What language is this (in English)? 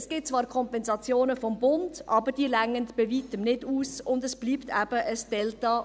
Swiss German